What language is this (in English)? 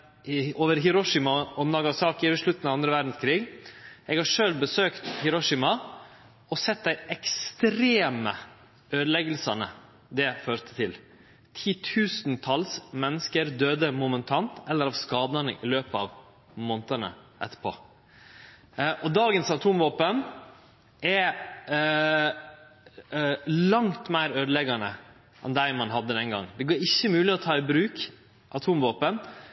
Norwegian Nynorsk